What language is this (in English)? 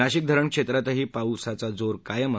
Marathi